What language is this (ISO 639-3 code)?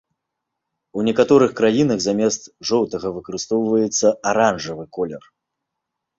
bel